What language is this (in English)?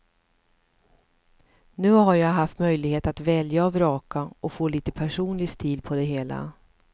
Swedish